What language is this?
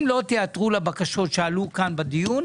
Hebrew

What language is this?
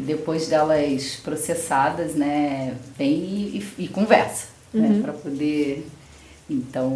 Portuguese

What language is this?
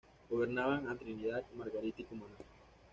Spanish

